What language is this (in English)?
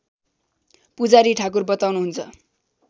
Nepali